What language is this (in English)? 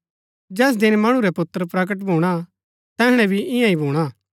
Gaddi